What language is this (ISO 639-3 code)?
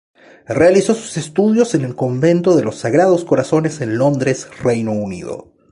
spa